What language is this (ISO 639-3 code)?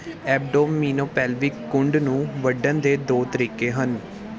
pan